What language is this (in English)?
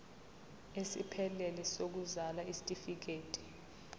Zulu